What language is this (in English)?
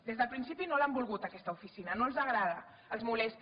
Catalan